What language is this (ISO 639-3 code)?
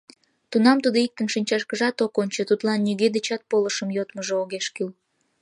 chm